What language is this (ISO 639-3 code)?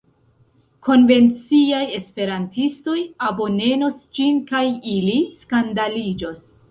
epo